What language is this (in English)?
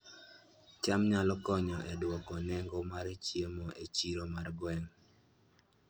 Luo (Kenya and Tanzania)